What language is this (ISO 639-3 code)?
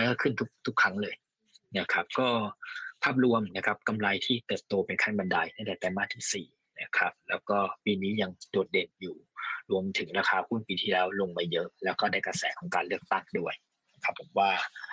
tha